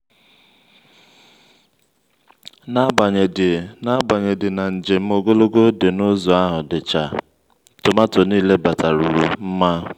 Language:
Igbo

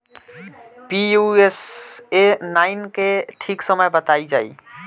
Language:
Bhojpuri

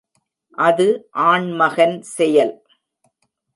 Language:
Tamil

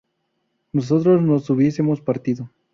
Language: Spanish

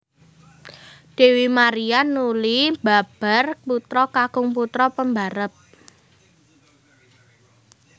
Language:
Javanese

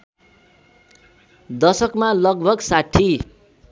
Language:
Nepali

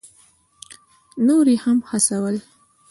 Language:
Pashto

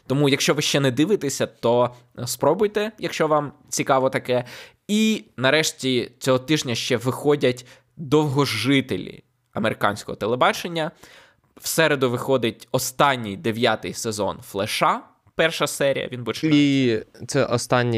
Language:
Ukrainian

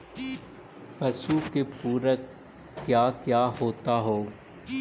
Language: Magahi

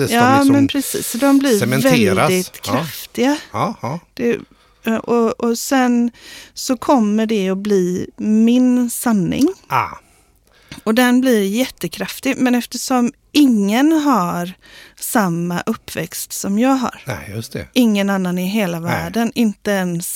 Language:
Swedish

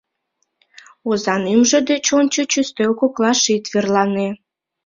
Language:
Mari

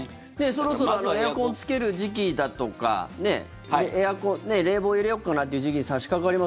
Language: Japanese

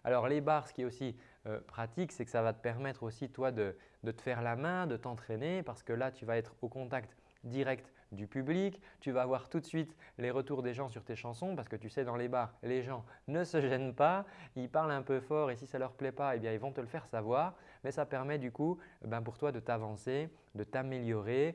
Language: French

